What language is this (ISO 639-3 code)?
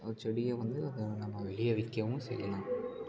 tam